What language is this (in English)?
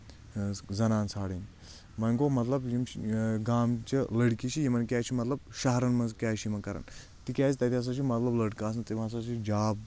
Kashmiri